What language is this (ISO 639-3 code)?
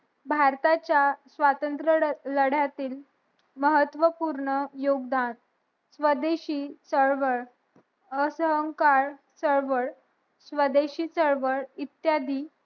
mar